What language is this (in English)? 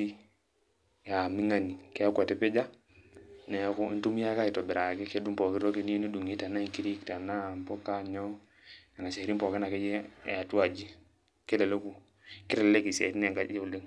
Masai